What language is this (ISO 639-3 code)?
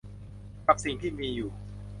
tha